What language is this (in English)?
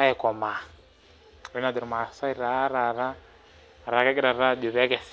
Masai